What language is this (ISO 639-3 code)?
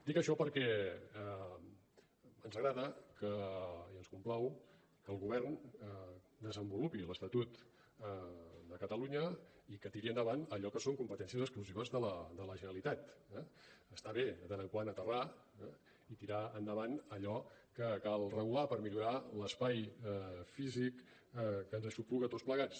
cat